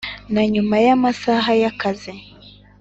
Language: Kinyarwanda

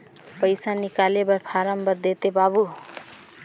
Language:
Chhattisgarhi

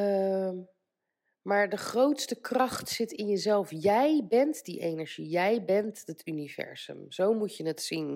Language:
Dutch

